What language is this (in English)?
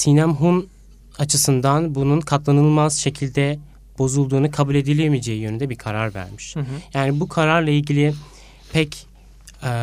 Turkish